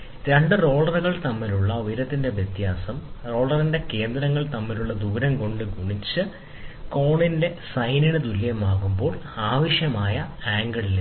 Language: Malayalam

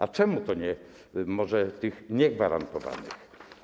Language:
Polish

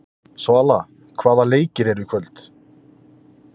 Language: Icelandic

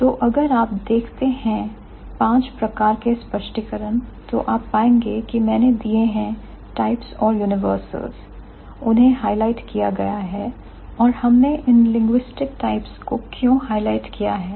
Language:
Hindi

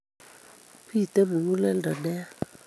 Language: Kalenjin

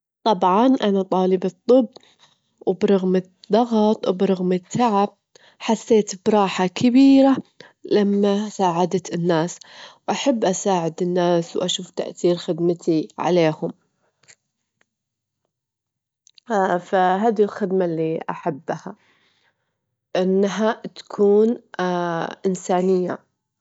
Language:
Gulf Arabic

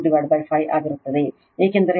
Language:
Kannada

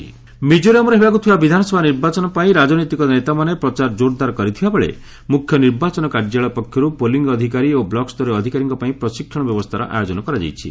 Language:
Odia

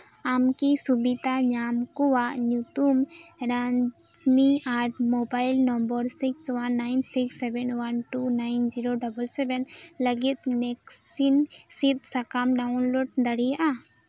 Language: Santali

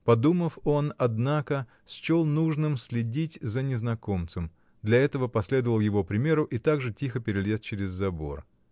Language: Russian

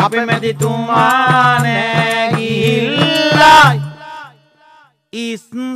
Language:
Italian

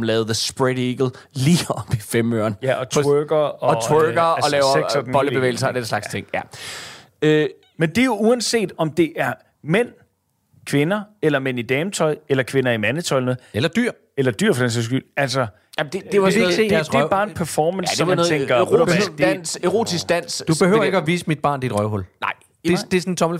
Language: Danish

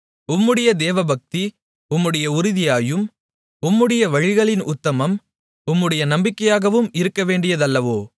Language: Tamil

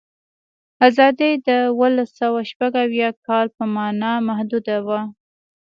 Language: Pashto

